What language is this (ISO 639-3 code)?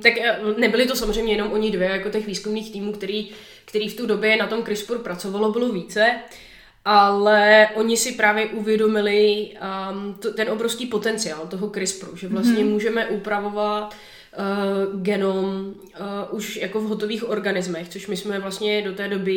ces